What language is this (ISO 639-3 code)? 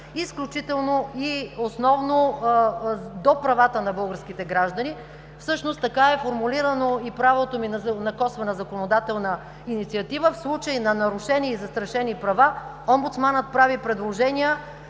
bul